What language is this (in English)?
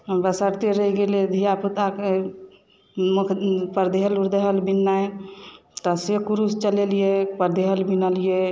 Maithili